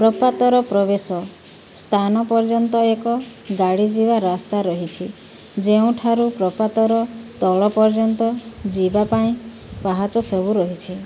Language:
Odia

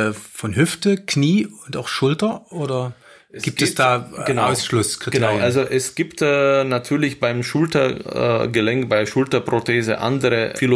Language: German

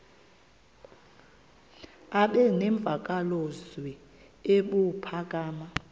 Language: Xhosa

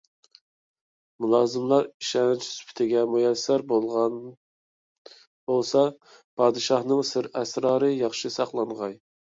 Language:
Uyghur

